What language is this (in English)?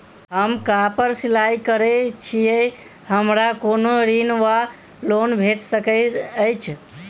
Maithili